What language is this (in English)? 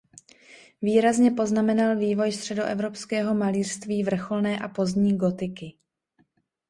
Czech